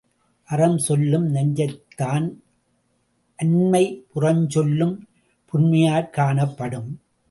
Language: Tamil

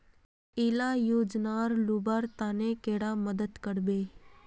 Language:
Magahi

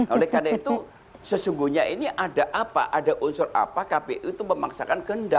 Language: Indonesian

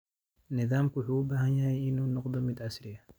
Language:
Somali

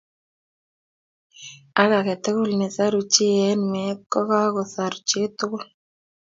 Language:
Kalenjin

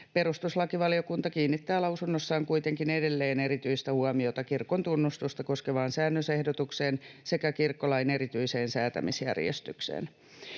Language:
Finnish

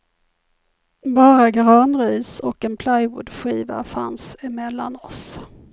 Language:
Swedish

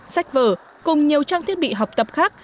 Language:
Vietnamese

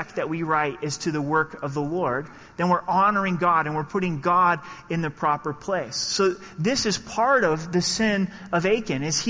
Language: English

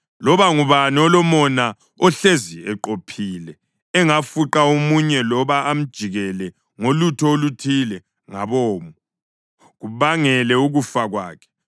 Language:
North Ndebele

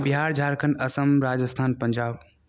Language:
Maithili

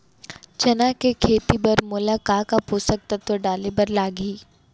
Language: Chhattisgarhi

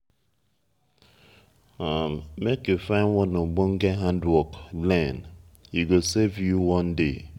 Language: Nigerian Pidgin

